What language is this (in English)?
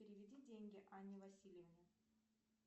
Russian